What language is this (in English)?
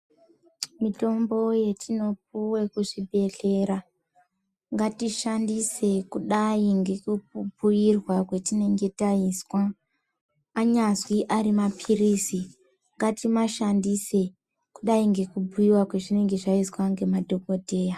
Ndau